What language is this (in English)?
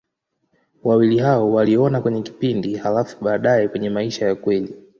Swahili